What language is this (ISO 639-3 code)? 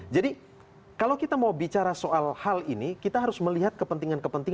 ind